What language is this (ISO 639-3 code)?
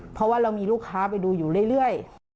tha